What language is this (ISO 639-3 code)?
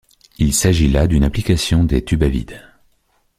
fra